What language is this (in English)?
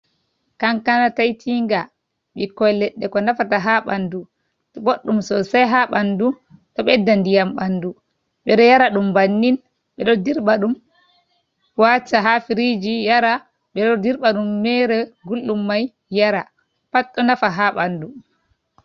Fula